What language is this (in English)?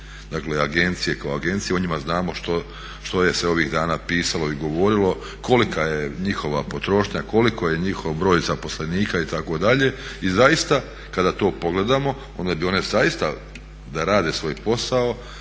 Croatian